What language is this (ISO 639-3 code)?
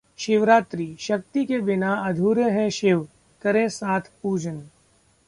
hin